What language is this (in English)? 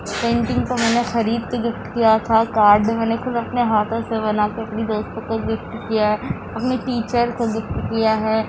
Urdu